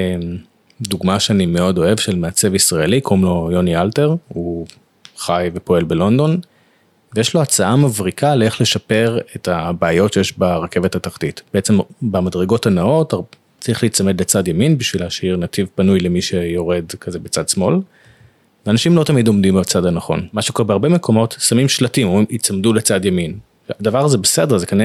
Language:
Hebrew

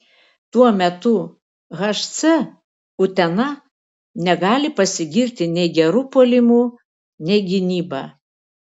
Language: Lithuanian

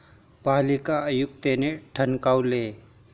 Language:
Marathi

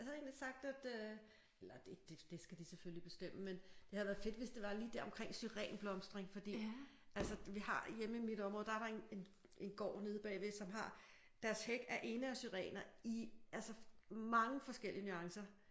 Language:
Danish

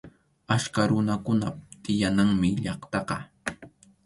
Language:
Arequipa-La Unión Quechua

